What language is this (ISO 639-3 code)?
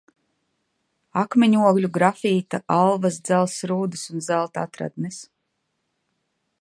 lav